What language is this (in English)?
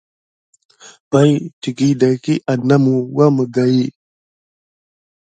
Gidar